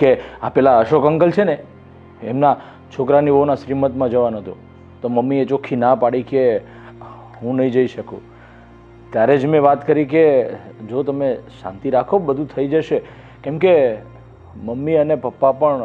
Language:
Gujarati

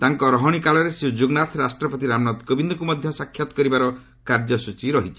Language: Odia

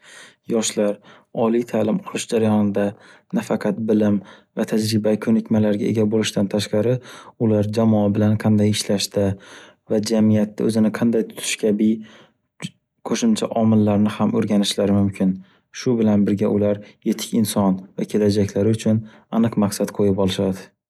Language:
Uzbek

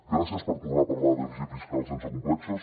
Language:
Catalan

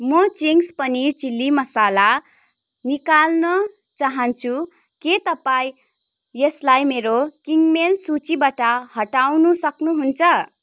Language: Nepali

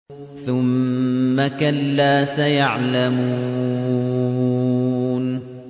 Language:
Arabic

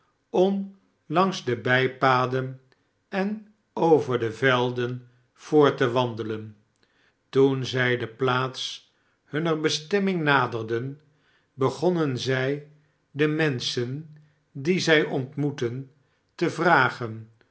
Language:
Dutch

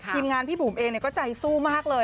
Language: Thai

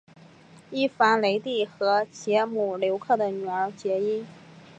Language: Chinese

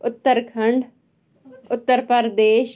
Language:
Kashmiri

